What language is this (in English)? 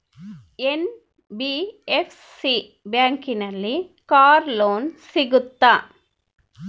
Kannada